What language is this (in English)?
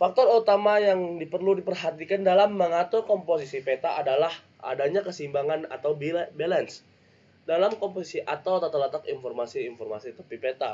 Indonesian